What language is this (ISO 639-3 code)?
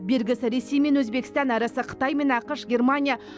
kaz